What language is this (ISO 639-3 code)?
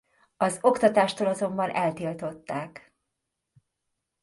hun